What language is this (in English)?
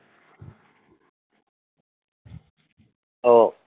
Bangla